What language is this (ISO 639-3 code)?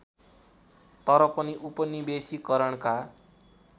nep